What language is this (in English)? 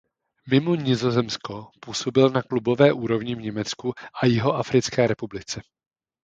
Czech